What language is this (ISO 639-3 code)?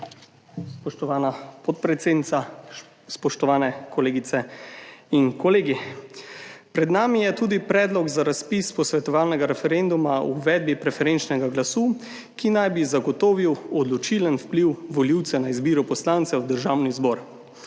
slv